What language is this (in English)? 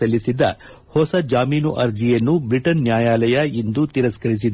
Kannada